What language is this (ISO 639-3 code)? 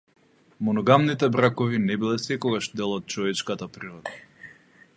mkd